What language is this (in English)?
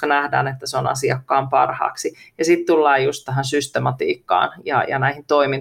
Finnish